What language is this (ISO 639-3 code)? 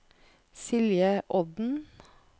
nor